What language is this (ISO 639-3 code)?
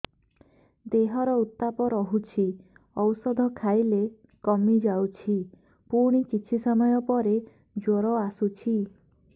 ori